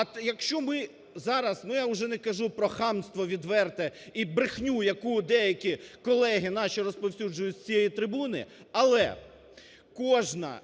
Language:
Ukrainian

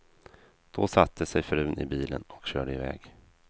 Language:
Swedish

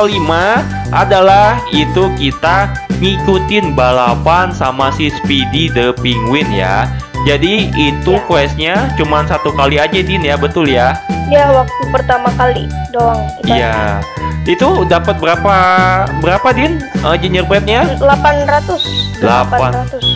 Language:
Indonesian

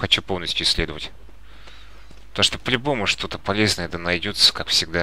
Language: Russian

